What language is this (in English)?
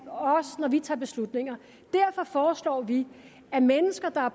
Danish